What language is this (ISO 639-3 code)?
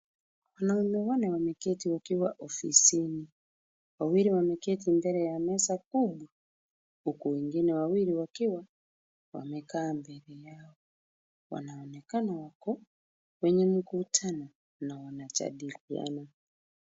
swa